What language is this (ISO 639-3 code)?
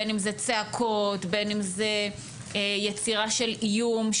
heb